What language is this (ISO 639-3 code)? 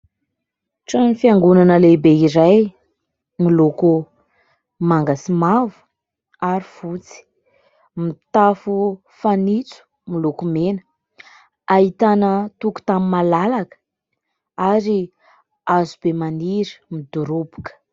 mlg